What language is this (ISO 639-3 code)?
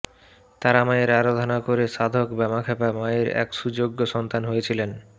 ben